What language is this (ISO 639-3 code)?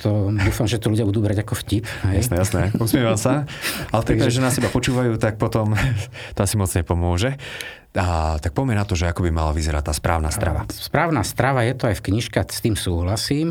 slk